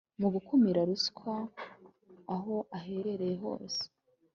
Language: Kinyarwanda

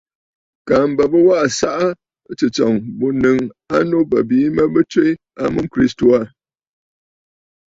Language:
Bafut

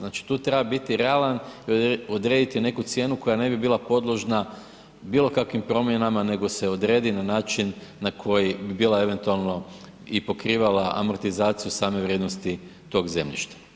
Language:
Croatian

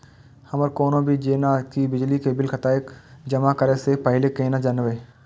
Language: Maithili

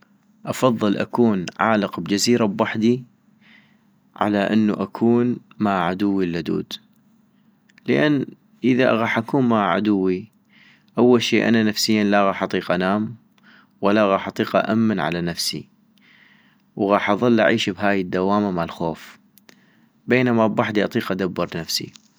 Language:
North Mesopotamian Arabic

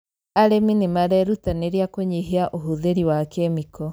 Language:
Kikuyu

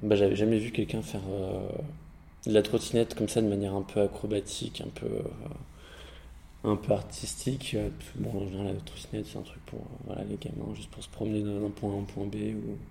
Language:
French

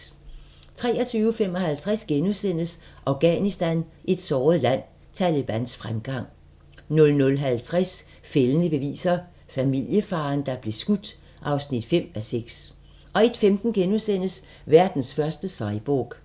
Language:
Danish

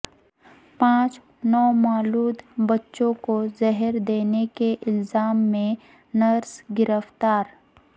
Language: Urdu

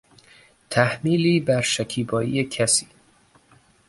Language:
Persian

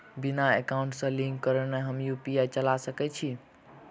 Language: Maithili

